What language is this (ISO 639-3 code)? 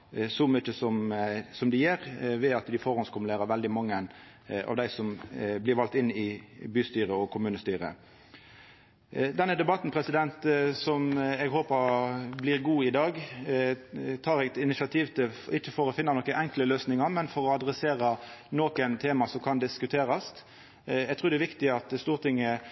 nno